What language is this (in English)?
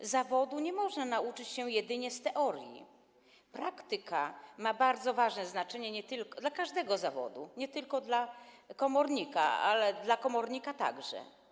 Polish